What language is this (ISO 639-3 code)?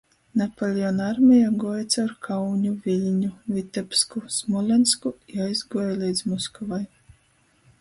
ltg